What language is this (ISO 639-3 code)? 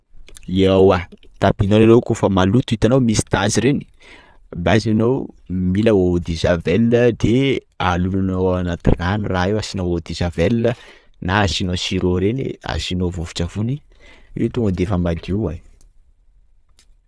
skg